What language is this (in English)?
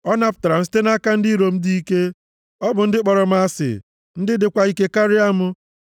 Igbo